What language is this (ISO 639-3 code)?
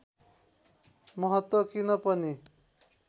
nep